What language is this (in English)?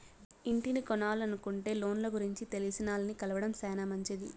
Telugu